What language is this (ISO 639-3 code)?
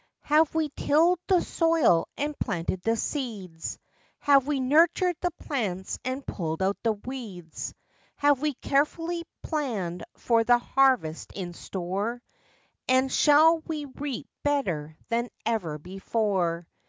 eng